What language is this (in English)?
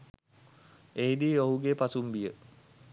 Sinhala